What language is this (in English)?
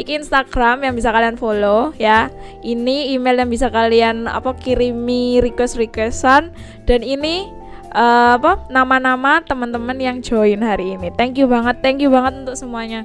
Indonesian